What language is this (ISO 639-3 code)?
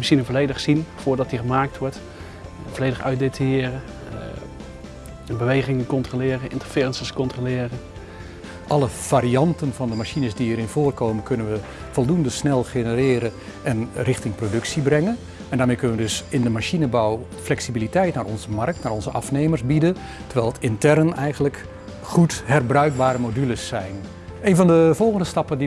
nld